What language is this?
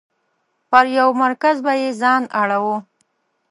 Pashto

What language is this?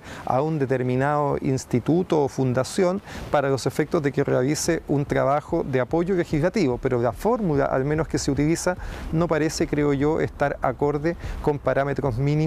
Spanish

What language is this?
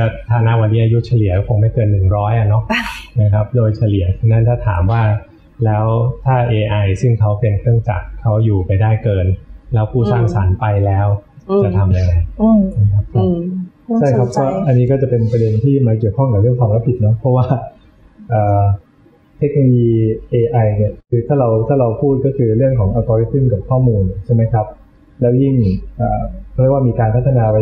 Thai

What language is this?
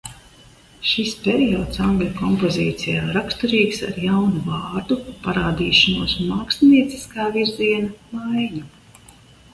Latvian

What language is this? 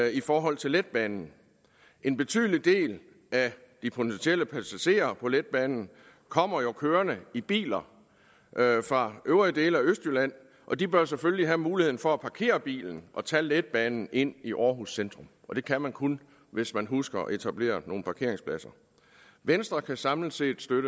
Danish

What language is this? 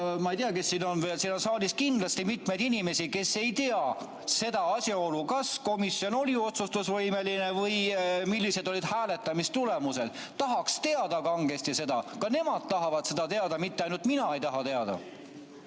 Estonian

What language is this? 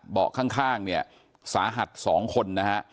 Thai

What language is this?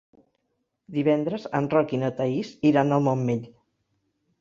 Catalan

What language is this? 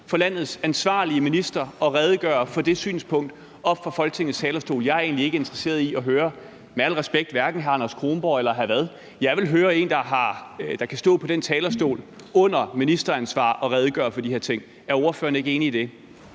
Danish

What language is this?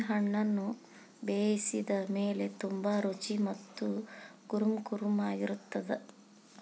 Kannada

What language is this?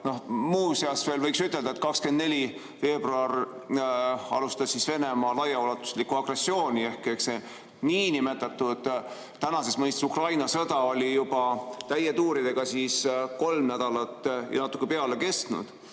Estonian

